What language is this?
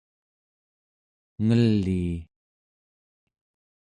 Central Yupik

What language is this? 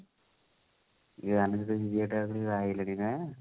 Odia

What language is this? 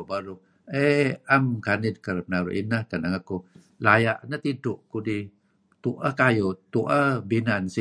Kelabit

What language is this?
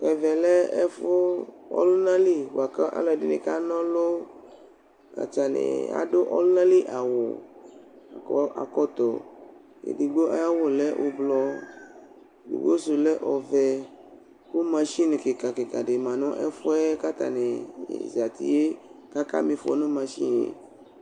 Ikposo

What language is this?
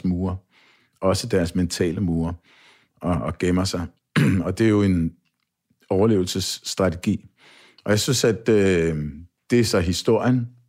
Danish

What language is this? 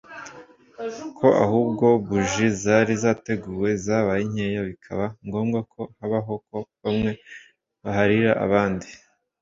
Kinyarwanda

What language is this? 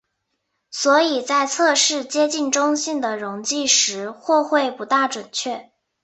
Chinese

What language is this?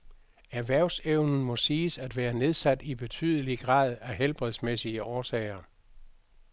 Danish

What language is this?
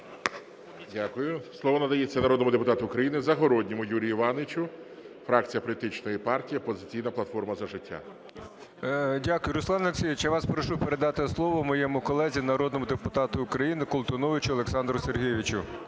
Ukrainian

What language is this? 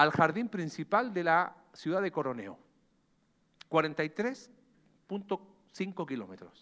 Spanish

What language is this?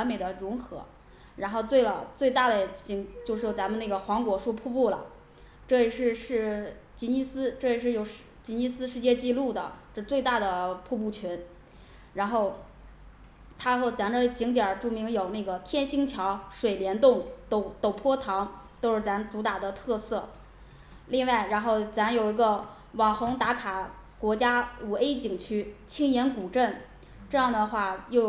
Chinese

